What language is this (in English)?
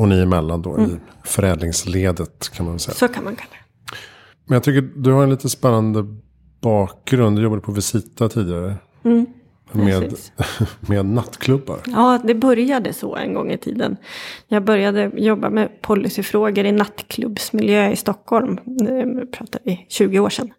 Swedish